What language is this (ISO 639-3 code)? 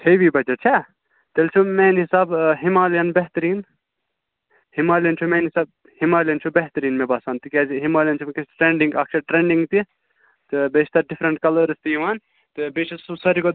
kas